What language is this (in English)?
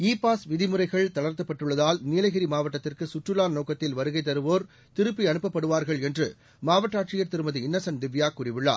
Tamil